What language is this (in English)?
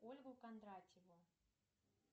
Russian